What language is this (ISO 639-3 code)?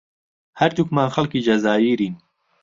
ckb